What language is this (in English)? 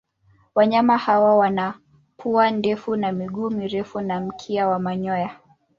Swahili